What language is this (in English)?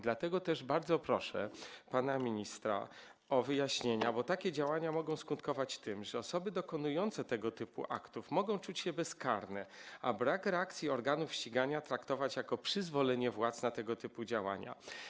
Polish